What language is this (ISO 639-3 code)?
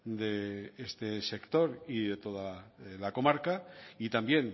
spa